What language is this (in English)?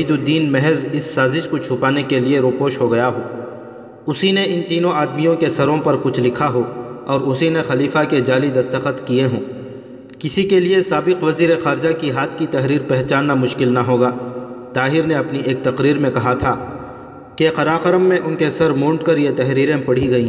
Urdu